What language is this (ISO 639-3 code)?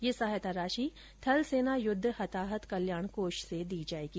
hin